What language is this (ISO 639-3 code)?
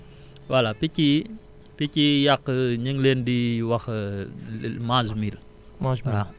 wol